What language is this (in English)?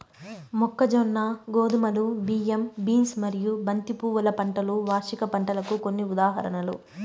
Telugu